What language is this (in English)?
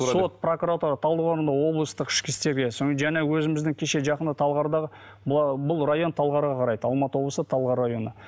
Kazakh